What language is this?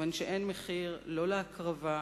Hebrew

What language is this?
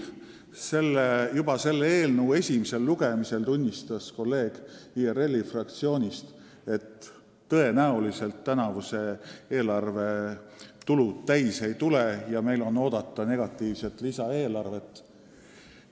Estonian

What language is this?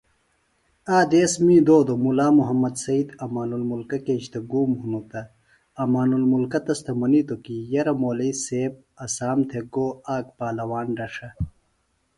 Phalura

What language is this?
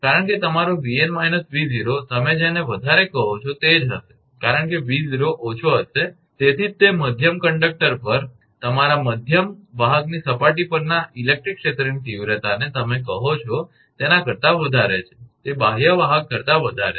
Gujarati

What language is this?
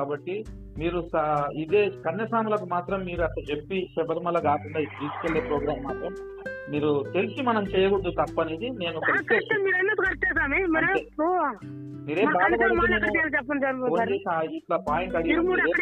Telugu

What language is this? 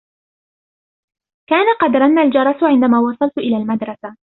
Arabic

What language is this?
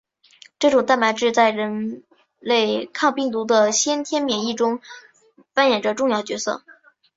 Chinese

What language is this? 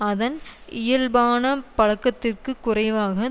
Tamil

